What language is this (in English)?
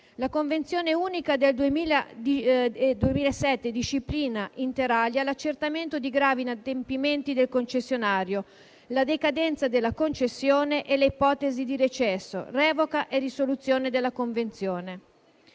Italian